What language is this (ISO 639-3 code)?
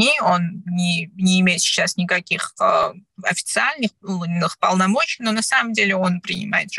rus